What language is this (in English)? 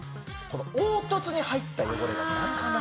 Japanese